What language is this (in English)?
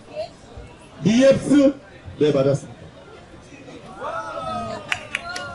Korean